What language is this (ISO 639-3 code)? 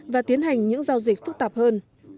vie